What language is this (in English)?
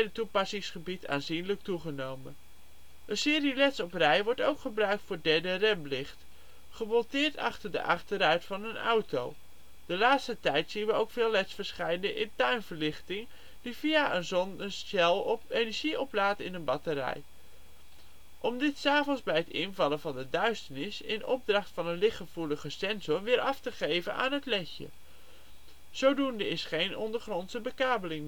Dutch